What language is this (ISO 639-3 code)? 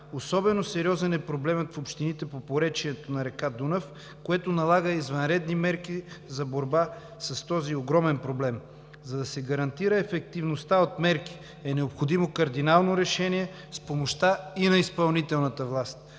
bul